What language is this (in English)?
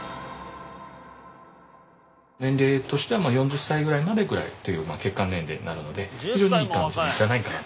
Japanese